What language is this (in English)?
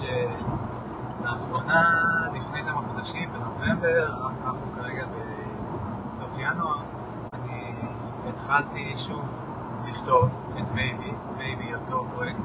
Hebrew